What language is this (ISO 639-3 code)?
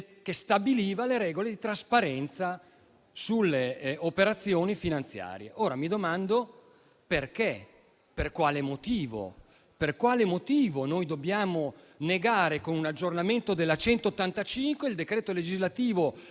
ita